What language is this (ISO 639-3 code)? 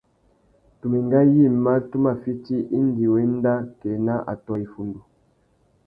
bag